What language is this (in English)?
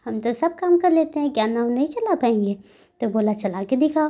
Hindi